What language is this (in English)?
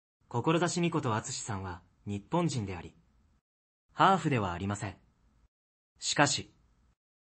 Japanese